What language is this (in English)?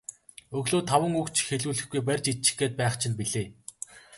Mongolian